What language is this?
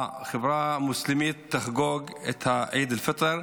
Hebrew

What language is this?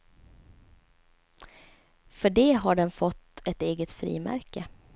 Swedish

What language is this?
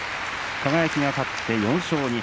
Japanese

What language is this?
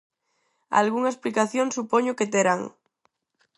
Galician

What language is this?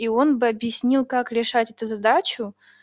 Russian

